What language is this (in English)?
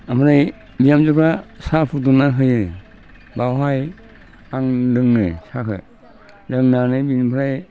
Bodo